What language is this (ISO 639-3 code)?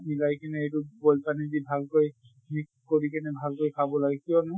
asm